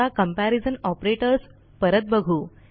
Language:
Marathi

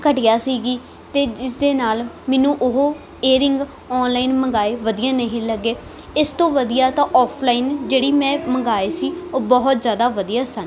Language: Punjabi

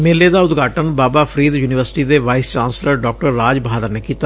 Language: Punjabi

